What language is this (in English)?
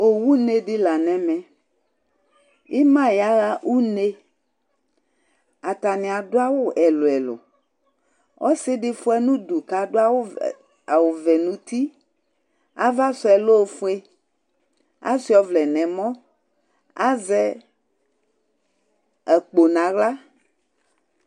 Ikposo